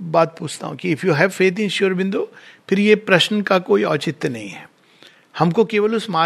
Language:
Hindi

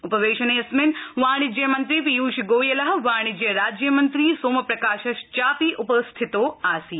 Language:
Sanskrit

